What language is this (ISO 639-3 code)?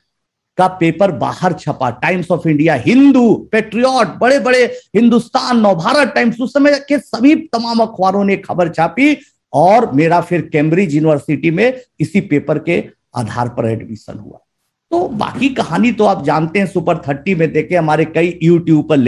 hin